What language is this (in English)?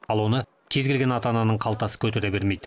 Kazakh